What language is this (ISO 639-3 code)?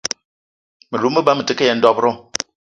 eto